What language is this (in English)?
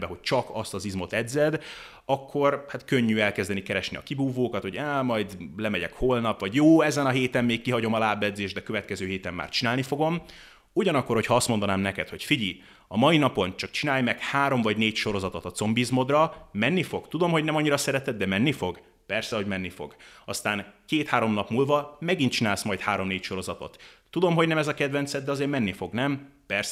Hungarian